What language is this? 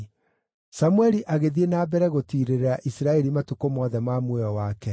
Kikuyu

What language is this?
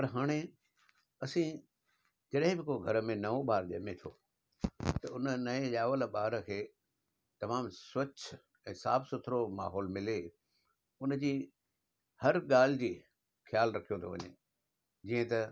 Sindhi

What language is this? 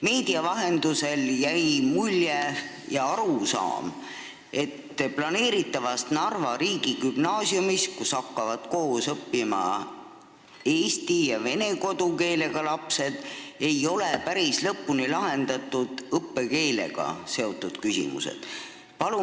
Estonian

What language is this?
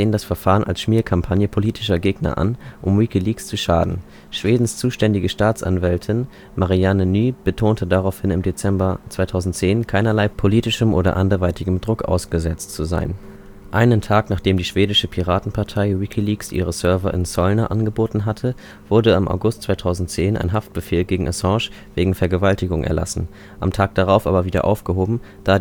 German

